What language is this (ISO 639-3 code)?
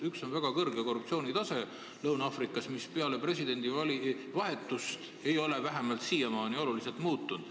est